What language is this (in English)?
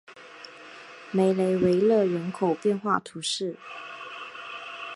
Chinese